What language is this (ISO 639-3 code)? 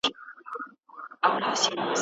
pus